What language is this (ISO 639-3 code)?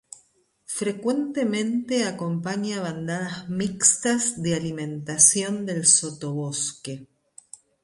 spa